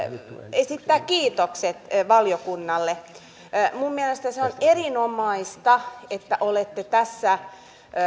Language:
Finnish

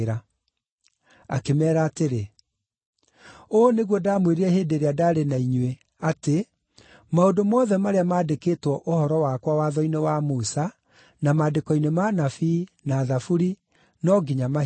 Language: Kikuyu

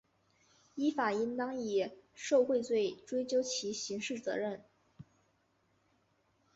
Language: Chinese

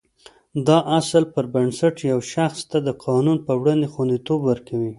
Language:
Pashto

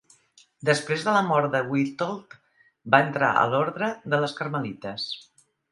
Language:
Catalan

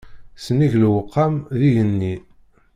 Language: Kabyle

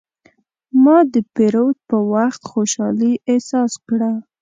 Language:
Pashto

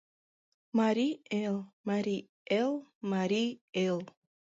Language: Mari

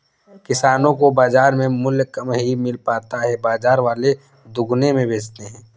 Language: Hindi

